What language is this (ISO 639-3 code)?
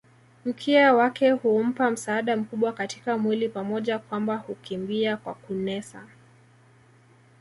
swa